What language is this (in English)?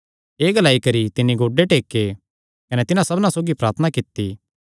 Kangri